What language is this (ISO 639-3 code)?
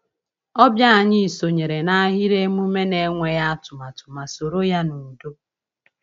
ibo